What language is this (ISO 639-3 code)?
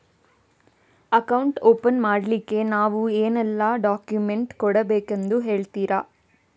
kan